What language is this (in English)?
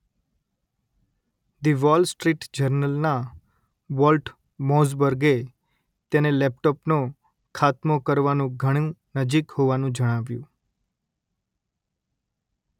Gujarati